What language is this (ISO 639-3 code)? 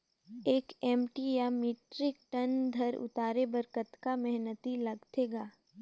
hne